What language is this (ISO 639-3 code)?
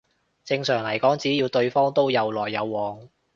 yue